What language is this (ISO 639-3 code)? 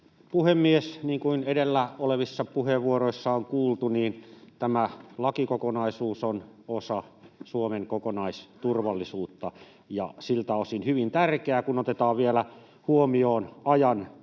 fin